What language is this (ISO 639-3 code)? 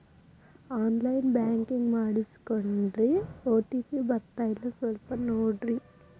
kan